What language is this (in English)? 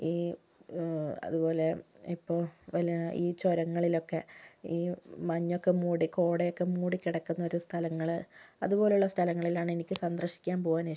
Malayalam